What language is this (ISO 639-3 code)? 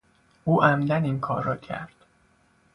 fas